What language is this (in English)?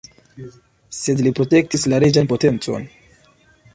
Esperanto